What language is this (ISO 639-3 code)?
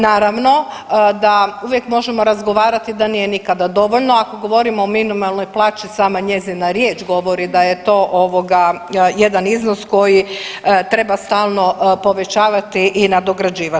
hrv